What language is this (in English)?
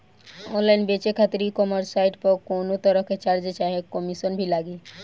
Bhojpuri